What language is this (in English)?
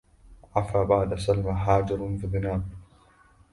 Arabic